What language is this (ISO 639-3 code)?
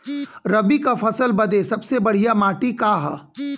bho